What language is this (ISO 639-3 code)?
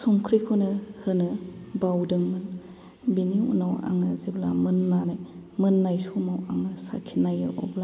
brx